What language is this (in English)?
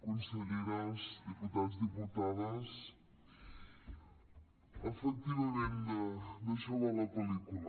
Catalan